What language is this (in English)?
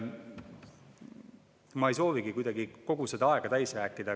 Estonian